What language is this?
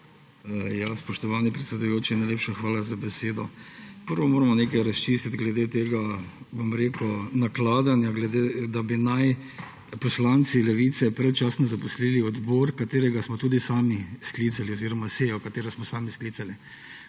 Slovenian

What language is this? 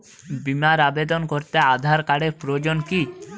Bangla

